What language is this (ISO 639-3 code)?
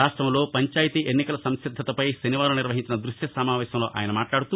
tel